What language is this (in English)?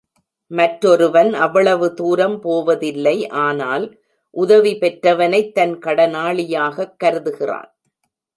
Tamil